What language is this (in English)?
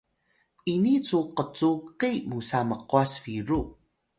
Atayal